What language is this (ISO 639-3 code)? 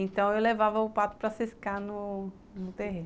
por